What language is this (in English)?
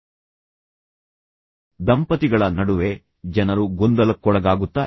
Kannada